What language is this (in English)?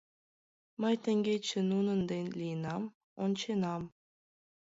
Mari